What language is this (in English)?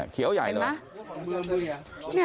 Thai